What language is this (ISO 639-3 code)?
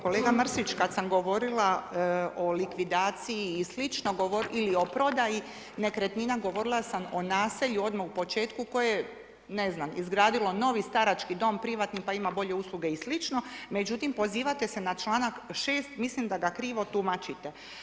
hrv